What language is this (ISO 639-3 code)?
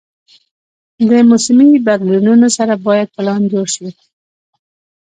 pus